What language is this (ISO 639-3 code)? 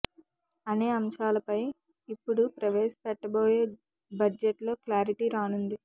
tel